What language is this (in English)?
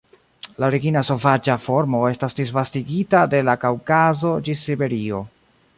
Esperanto